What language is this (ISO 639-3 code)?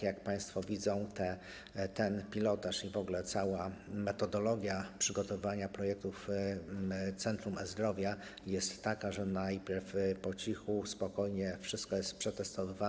pol